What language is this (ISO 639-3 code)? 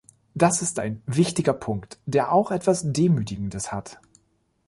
deu